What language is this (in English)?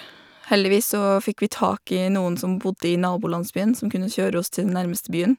Norwegian